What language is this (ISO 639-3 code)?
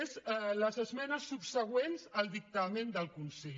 cat